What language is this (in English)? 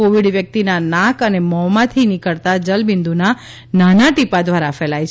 Gujarati